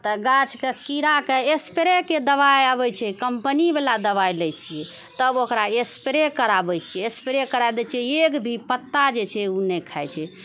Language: Maithili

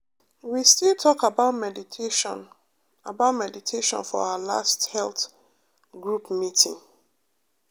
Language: Nigerian Pidgin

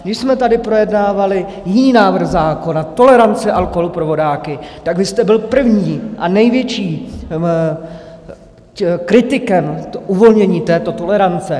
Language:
Czech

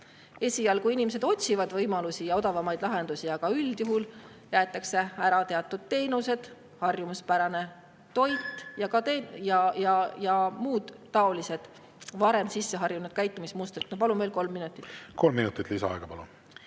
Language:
Estonian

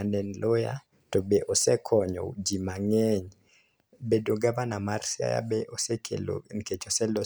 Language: Luo (Kenya and Tanzania)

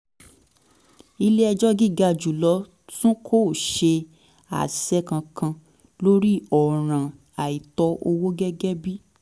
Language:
Yoruba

